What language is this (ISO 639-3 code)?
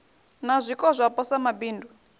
ven